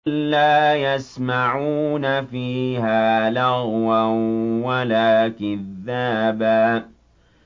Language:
Arabic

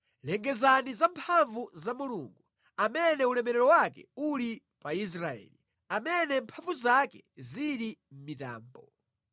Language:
Nyanja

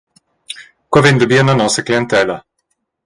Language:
Romansh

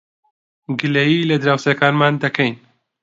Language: Central Kurdish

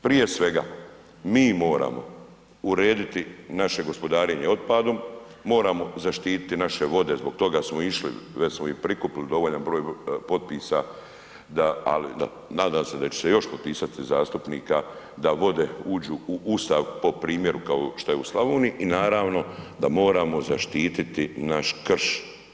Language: Croatian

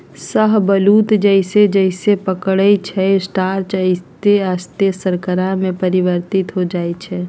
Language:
Magahi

